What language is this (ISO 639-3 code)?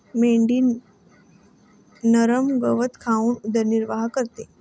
mar